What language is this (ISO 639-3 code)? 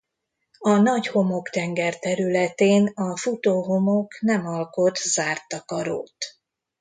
hun